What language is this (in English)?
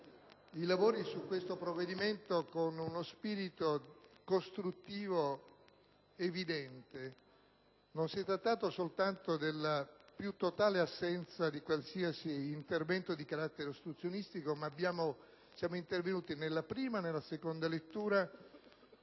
Italian